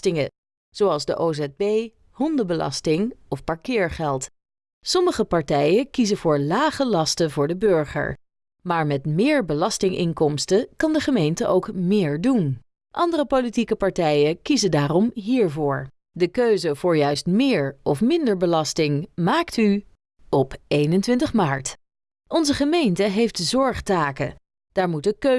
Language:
Dutch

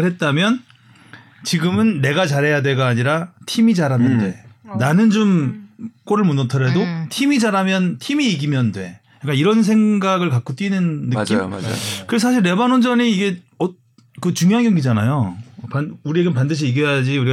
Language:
Korean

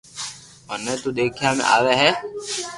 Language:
Loarki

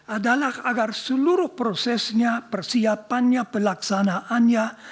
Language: Indonesian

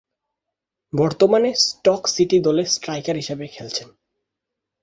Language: Bangla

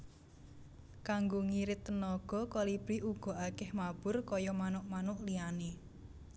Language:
Javanese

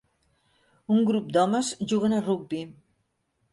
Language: Catalan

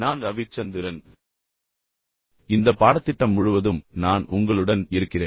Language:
Tamil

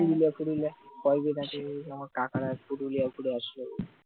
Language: Bangla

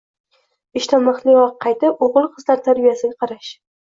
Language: Uzbek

